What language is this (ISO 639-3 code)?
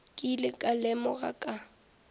nso